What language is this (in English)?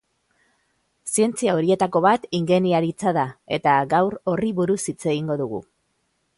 Basque